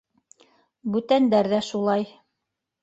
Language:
Bashkir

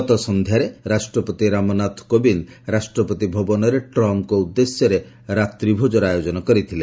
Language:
Odia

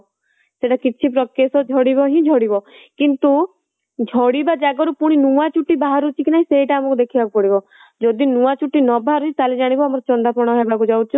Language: Odia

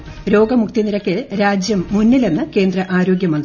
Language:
Malayalam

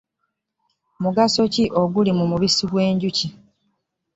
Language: Ganda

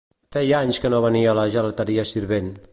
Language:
Catalan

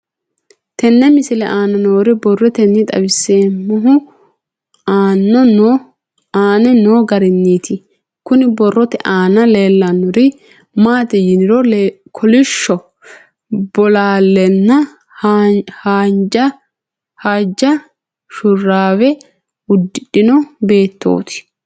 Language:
Sidamo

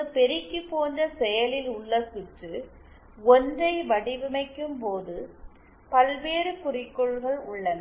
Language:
Tamil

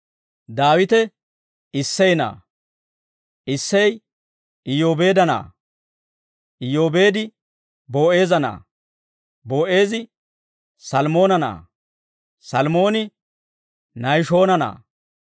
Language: Dawro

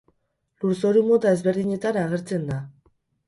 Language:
Basque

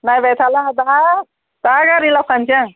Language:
Bodo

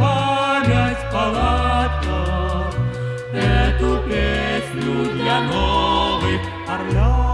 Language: Russian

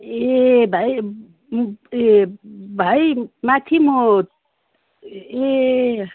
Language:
Nepali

